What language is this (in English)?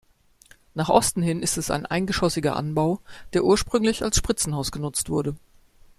German